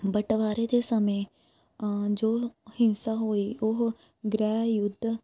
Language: Punjabi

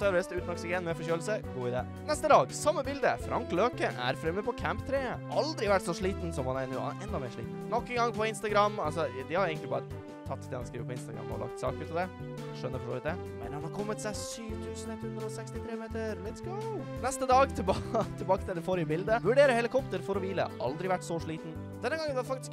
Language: Norwegian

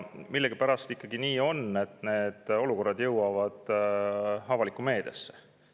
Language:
Estonian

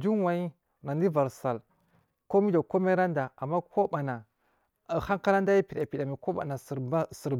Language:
Marghi South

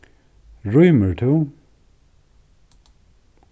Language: Faroese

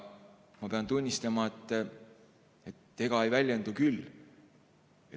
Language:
Estonian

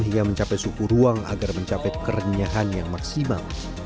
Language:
Indonesian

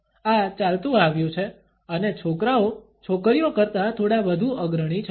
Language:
Gujarati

